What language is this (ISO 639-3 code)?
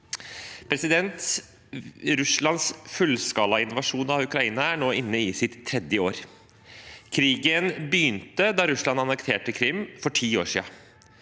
nor